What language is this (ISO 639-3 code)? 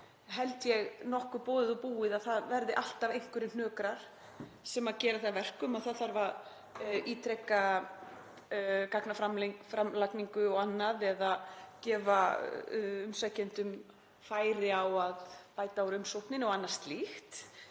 isl